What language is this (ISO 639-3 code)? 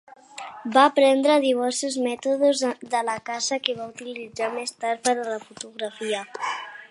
cat